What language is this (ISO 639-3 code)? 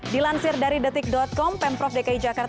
ind